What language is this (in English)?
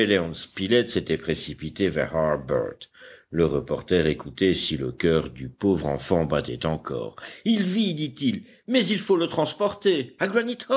French